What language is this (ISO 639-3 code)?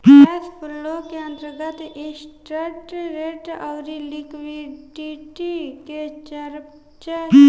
bho